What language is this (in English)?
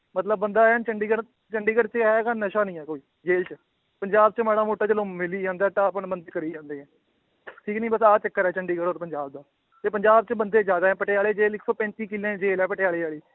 Punjabi